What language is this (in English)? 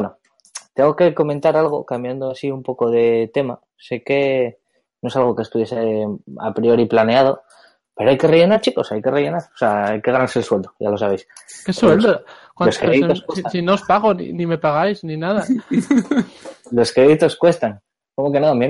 Spanish